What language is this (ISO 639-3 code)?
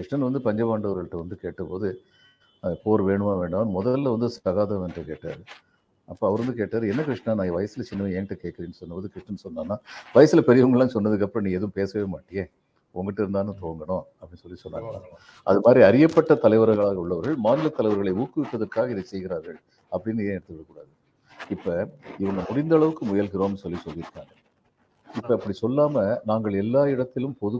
tam